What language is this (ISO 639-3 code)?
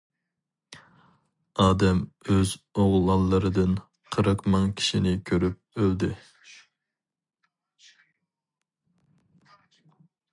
uig